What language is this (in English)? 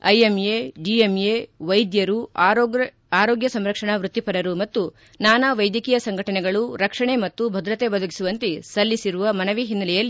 Kannada